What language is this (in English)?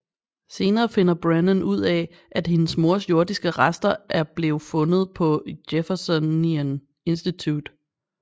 Danish